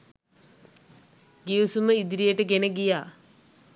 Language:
Sinhala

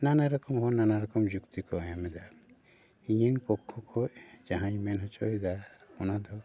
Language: Santali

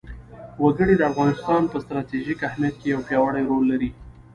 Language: Pashto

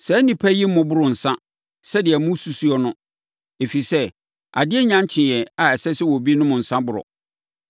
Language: Akan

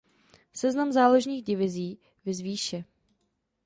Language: Czech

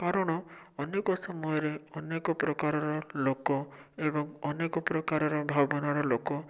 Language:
Odia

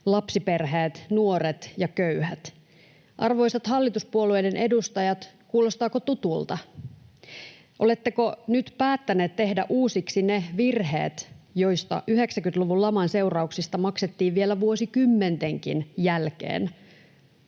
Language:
Finnish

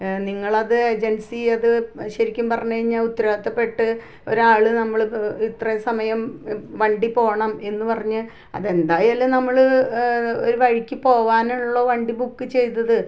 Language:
Malayalam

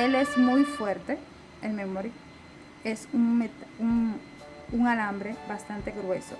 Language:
Spanish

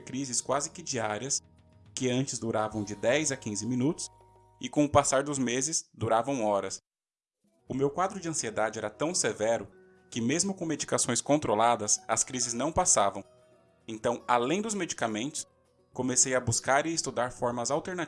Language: Portuguese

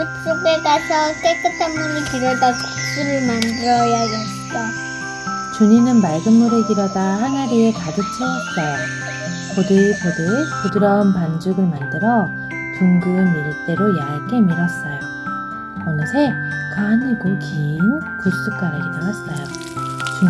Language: Korean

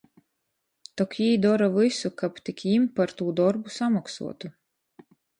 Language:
Latgalian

